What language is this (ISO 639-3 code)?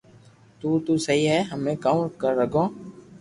lrk